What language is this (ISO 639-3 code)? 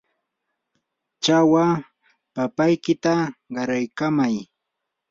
qur